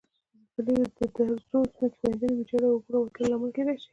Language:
Pashto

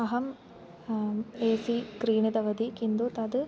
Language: Sanskrit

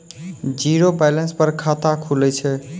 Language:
Maithili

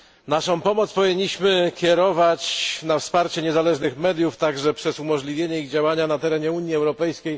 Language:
Polish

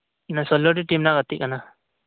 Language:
Santali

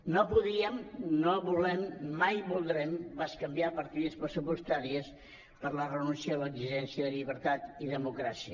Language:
Catalan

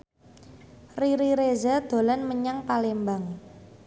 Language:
Javanese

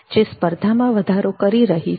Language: Gujarati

